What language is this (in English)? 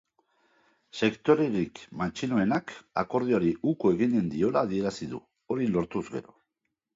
Basque